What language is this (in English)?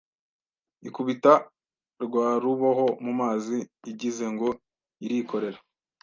Kinyarwanda